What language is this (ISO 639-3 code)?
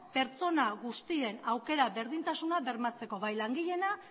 eus